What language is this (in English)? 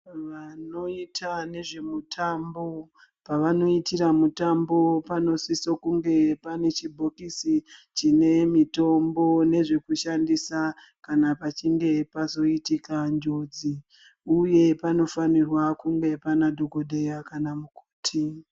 Ndau